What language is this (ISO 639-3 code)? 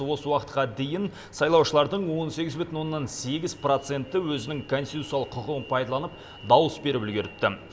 kaz